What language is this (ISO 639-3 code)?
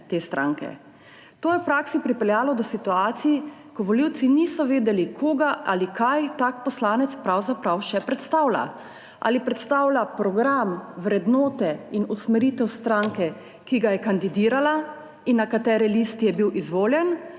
slv